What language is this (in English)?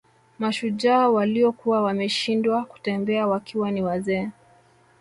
Swahili